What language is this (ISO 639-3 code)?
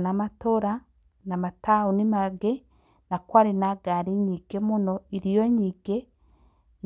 kik